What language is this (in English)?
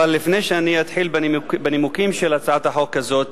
Hebrew